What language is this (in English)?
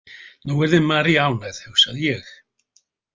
Icelandic